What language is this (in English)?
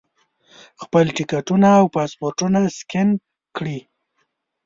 Pashto